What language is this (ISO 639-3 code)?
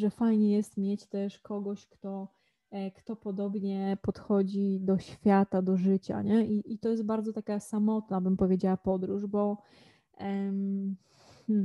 pol